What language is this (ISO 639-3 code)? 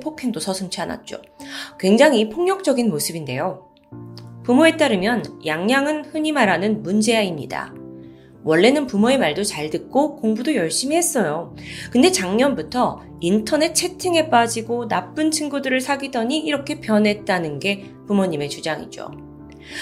kor